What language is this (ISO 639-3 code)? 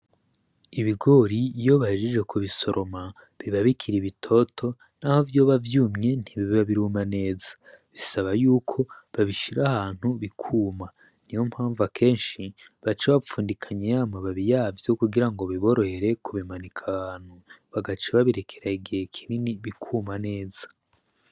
run